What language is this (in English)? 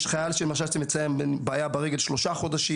Hebrew